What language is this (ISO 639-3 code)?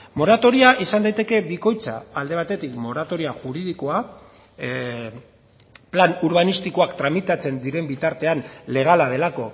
eus